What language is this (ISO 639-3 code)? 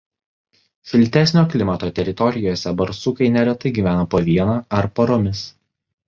lit